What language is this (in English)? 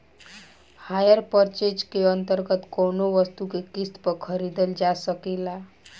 Bhojpuri